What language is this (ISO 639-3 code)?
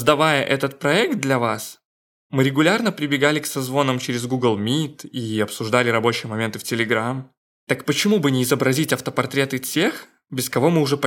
rus